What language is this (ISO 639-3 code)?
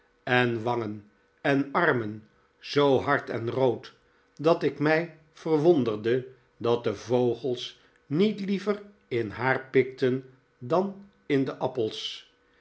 nld